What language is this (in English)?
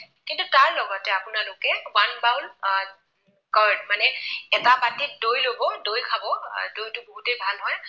Assamese